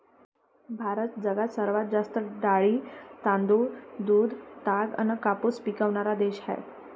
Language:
Marathi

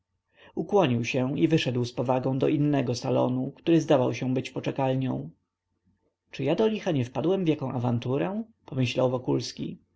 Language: Polish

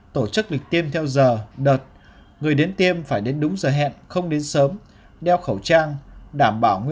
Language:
Vietnamese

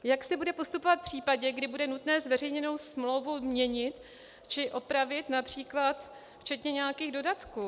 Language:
Czech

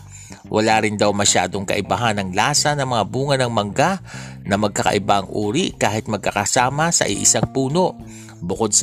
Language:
Filipino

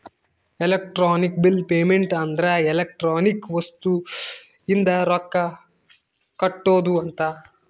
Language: Kannada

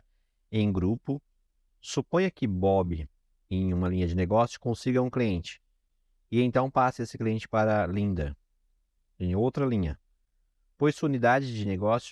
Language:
Portuguese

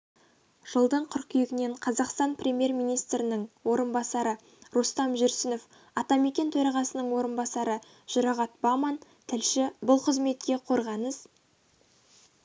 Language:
Kazakh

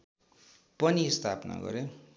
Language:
Nepali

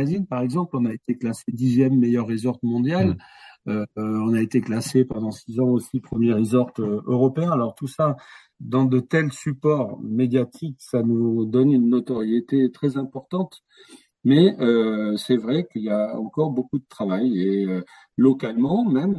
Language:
French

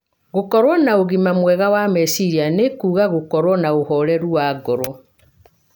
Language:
Kikuyu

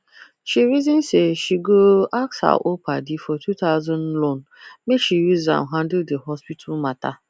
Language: Nigerian Pidgin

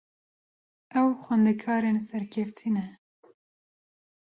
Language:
Kurdish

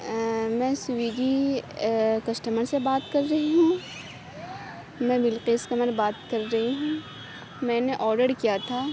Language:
Urdu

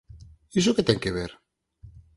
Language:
Galician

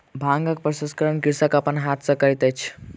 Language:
Maithili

